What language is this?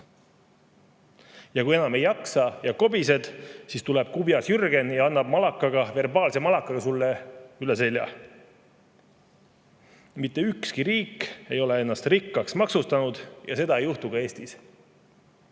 Estonian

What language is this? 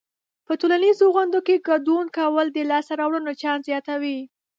Pashto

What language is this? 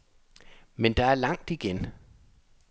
Danish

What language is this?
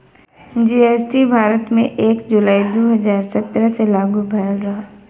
Bhojpuri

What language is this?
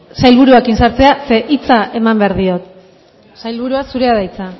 Basque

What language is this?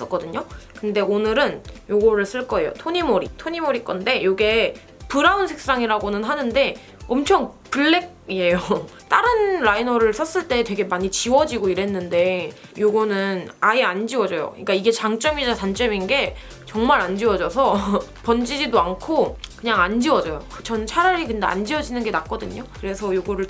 Korean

